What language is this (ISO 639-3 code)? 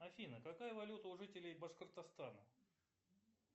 rus